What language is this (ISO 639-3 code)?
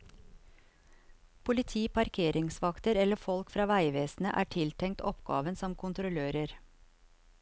nor